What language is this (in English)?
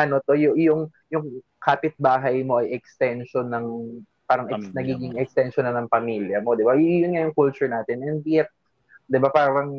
Filipino